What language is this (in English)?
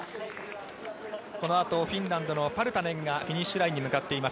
Japanese